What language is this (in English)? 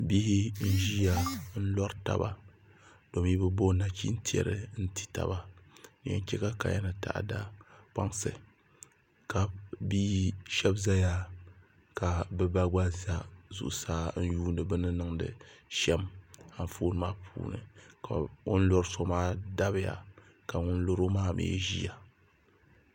Dagbani